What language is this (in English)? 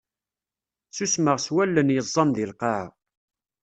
Kabyle